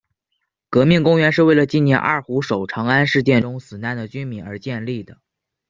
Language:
Chinese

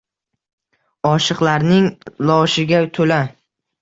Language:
Uzbek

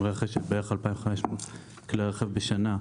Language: Hebrew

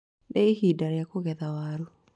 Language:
Kikuyu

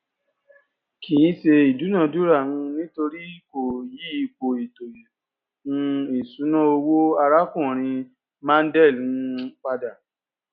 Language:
Yoruba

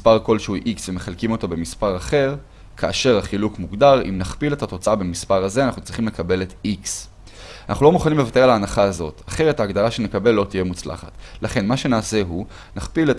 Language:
Hebrew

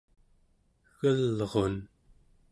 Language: Central Yupik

